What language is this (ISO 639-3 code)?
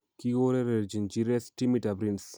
kln